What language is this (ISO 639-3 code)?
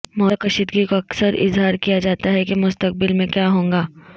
urd